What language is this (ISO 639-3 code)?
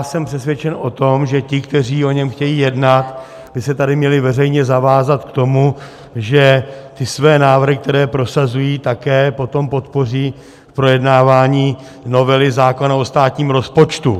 ces